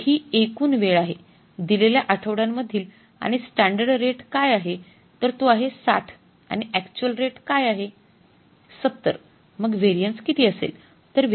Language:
Marathi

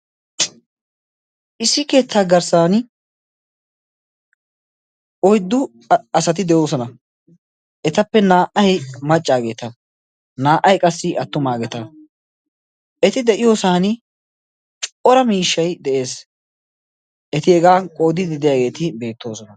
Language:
Wolaytta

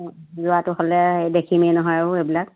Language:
Assamese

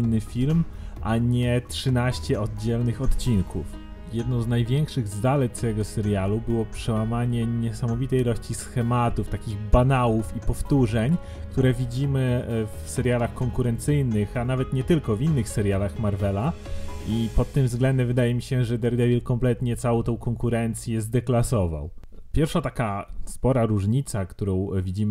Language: Polish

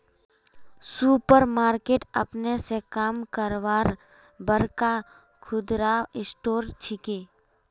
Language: Magahi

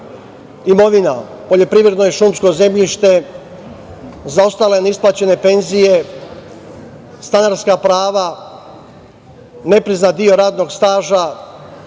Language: Serbian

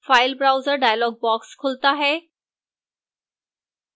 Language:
Hindi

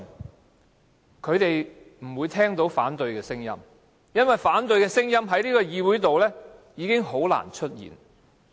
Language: Cantonese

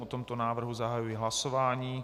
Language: Czech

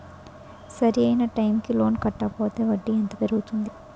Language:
Telugu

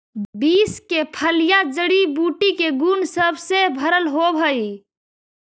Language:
Magahi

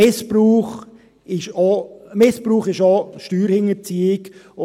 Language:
Swiss German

